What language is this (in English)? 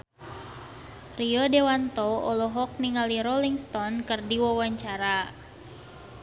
Sundanese